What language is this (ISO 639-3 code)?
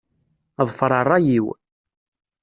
kab